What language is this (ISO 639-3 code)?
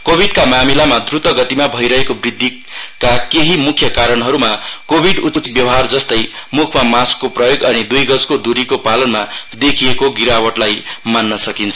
nep